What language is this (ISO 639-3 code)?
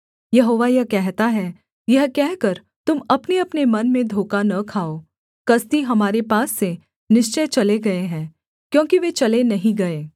hin